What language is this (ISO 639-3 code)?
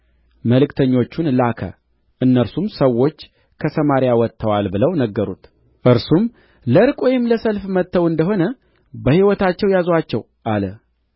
amh